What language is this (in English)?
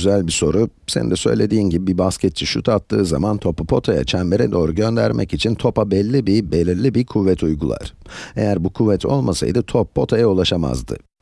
Turkish